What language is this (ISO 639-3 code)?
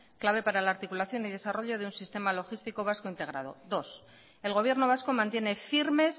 spa